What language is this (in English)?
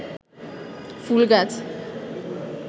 Bangla